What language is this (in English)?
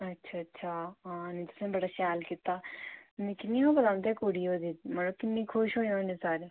Dogri